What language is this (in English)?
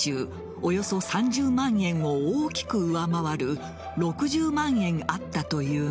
Japanese